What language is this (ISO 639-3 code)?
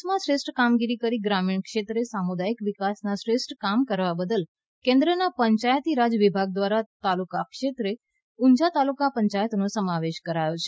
guj